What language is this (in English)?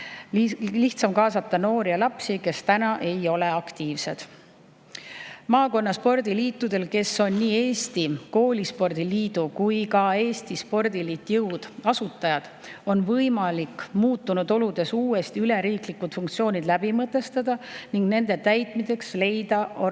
Estonian